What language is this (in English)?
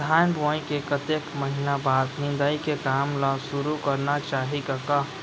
Chhattisgarhi